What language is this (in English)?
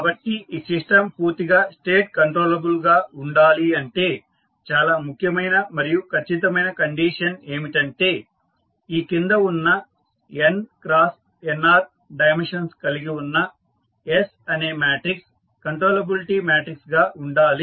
Telugu